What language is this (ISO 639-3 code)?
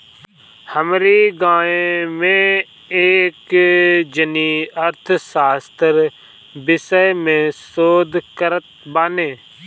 bho